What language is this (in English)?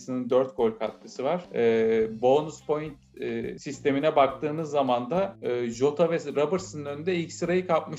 Turkish